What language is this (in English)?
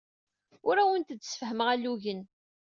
Kabyle